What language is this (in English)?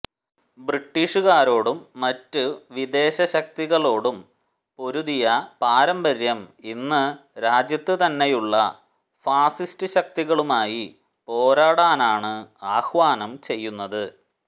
Malayalam